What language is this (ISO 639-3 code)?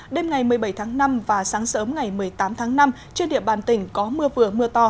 vie